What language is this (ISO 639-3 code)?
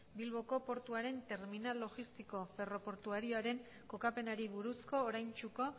eus